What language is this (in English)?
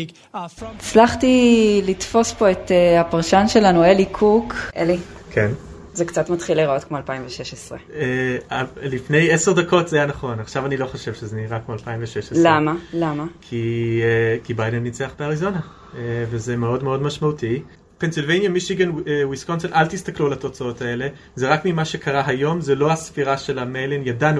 Hebrew